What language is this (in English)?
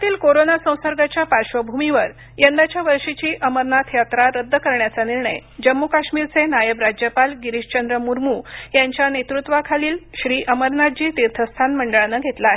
Marathi